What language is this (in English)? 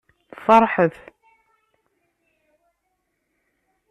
Kabyle